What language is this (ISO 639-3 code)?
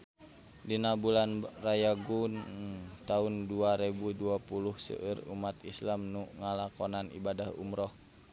sun